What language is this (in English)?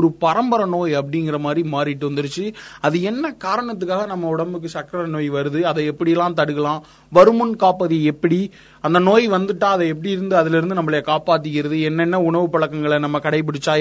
Tamil